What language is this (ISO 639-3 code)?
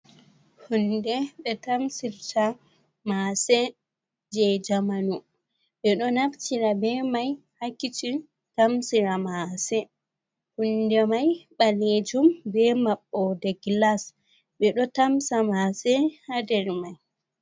ful